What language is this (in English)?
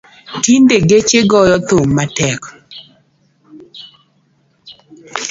Luo (Kenya and Tanzania)